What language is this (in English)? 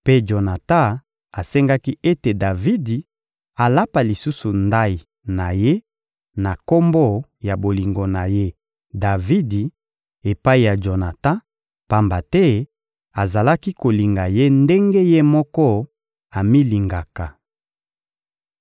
Lingala